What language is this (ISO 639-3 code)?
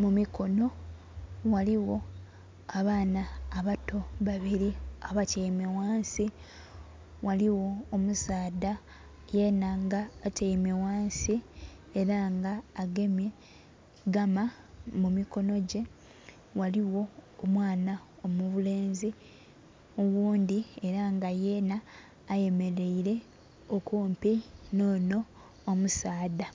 xog